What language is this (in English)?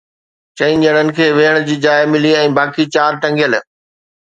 Sindhi